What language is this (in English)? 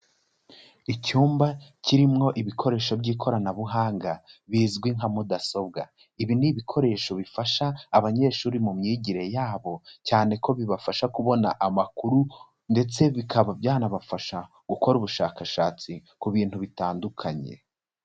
Kinyarwanda